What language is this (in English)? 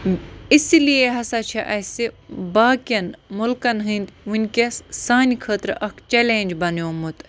Kashmiri